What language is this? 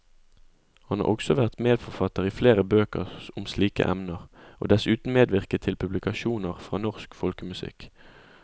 Norwegian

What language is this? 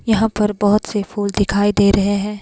Hindi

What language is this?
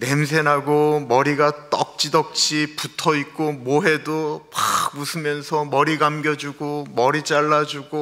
Korean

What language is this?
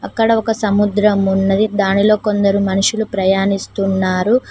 Telugu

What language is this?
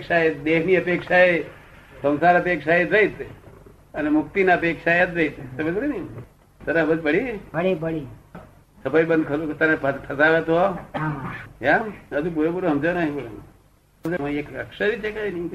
Gujarati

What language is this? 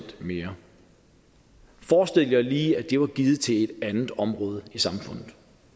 Danish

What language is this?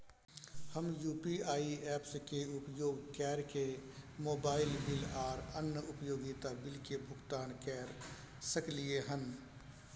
Maithili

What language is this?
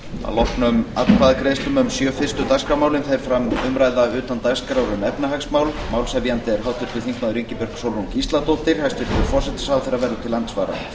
Icelandic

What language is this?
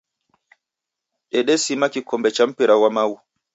Taita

